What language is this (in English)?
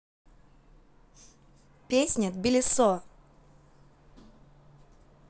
Russian